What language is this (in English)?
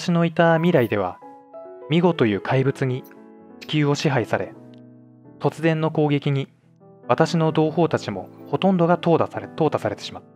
Japanese